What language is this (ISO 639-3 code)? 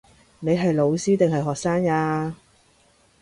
yue